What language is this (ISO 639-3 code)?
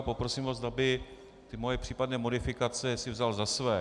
ces